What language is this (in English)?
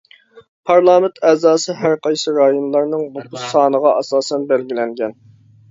Uyghur